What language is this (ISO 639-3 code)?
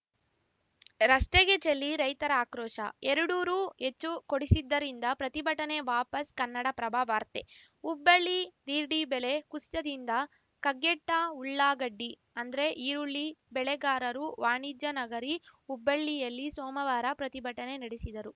kan